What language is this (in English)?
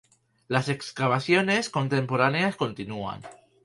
Spanish